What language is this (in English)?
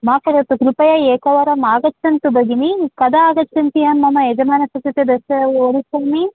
Sanskrit